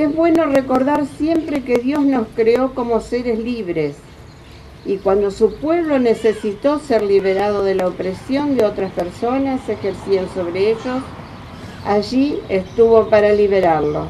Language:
Spanish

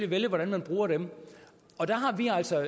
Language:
Danish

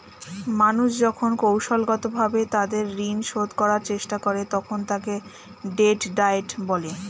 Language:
Bangla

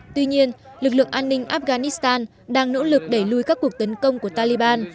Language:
Vietnamese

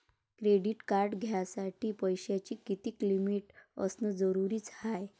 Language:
Marathi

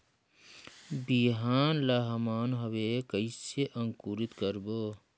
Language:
Chhattisgarhi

